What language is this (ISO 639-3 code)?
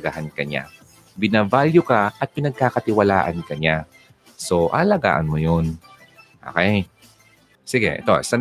fil